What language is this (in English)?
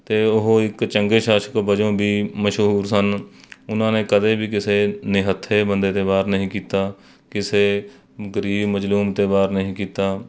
Punjabi